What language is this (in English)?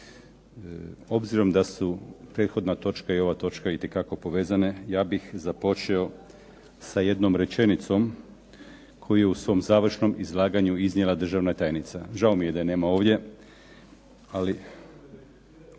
Croatian